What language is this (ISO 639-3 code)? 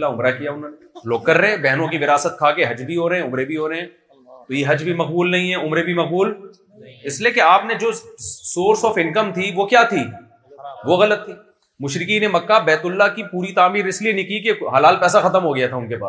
urd